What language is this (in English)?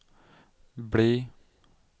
Norwegian